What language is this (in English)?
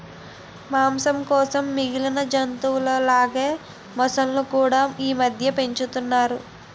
Telugu